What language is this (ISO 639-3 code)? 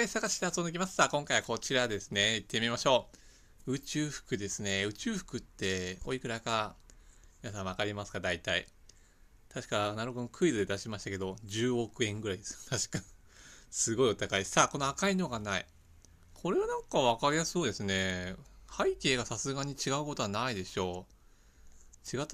jpn